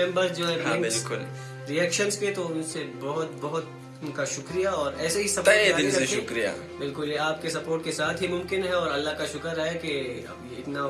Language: Hebrew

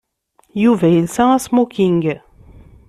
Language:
Kabyle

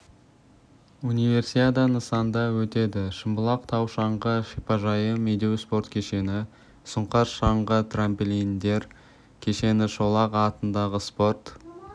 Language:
Kazakh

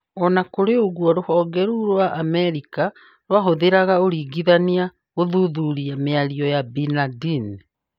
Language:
Kikuyu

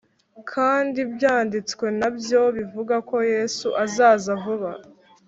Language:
Kinyarwanda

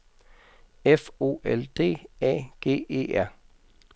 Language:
Danish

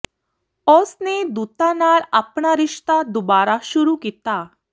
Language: Punjabi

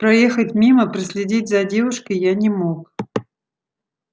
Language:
Russian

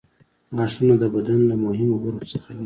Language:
Pashto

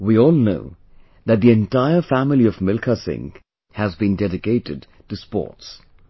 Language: English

